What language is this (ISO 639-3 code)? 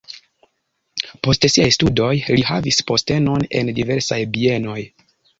epo